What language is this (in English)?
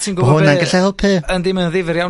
Welsh